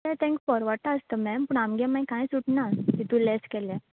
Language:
Konkani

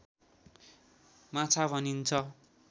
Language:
Nepali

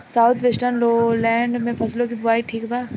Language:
Bhojpuri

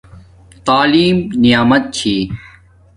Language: Domaaki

